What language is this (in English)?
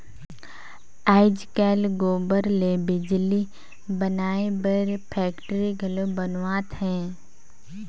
Chhattisgarhi